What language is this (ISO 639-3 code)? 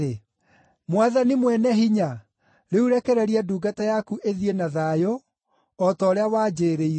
kik